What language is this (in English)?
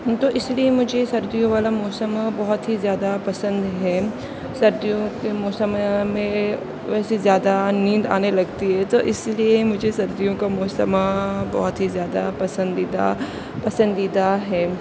Urdu